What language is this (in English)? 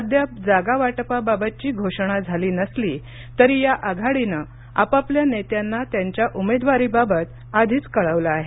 Marathi